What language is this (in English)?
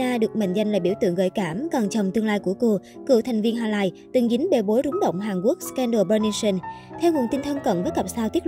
Vietnamese